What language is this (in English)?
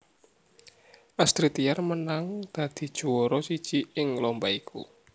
Javanese